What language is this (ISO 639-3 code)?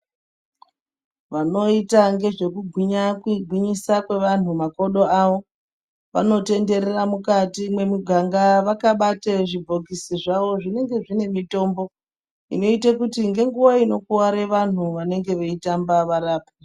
ndc